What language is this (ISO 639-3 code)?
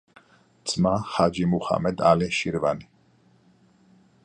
kat